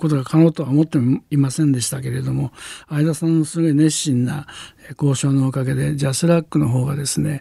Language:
Japanese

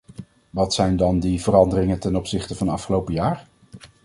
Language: Dutch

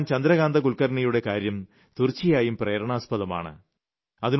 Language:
Malayalam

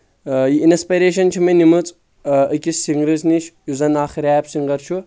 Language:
Kashmiri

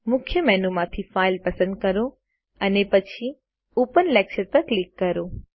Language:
Gujarati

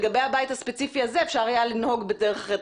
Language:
Hebrew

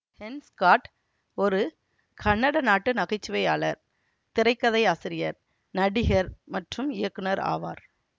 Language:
Tamil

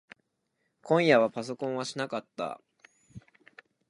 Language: Japanese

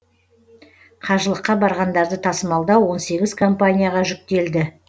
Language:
Kazakh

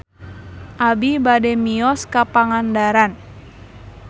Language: Sundanese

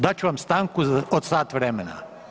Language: Croatian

